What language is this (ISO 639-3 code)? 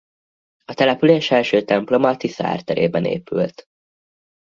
hun